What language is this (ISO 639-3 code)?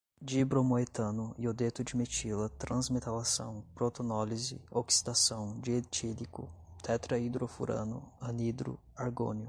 por